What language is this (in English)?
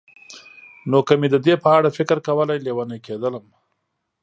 Pashto